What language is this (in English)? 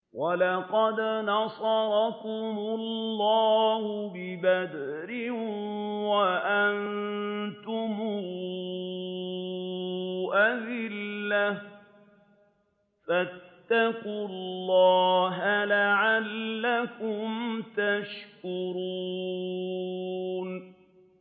Arabic